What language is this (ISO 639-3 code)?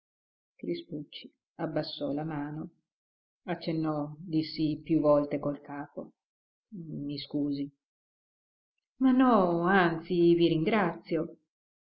ita